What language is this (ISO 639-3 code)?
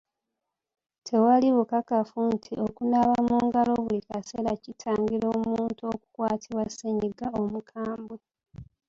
lug